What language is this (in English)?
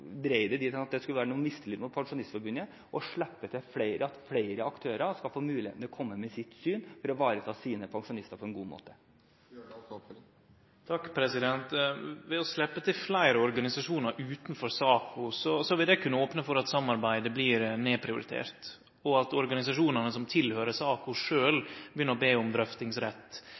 Norwegian